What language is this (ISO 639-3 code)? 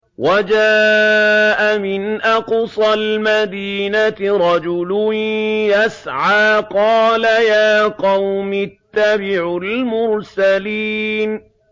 ara